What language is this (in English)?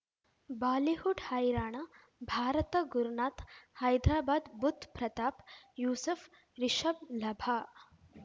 Kannada